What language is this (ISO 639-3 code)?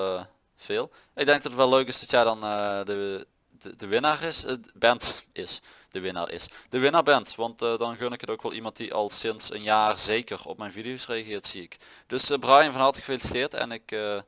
nld